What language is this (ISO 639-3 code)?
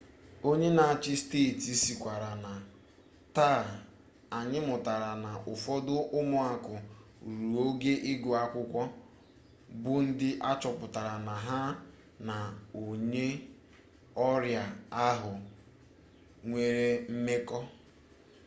ibo